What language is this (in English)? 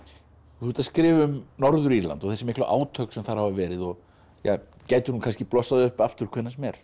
Icelandic